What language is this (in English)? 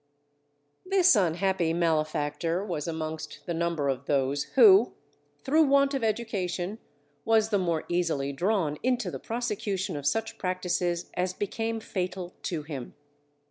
English